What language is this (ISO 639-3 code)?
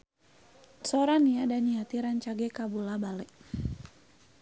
sun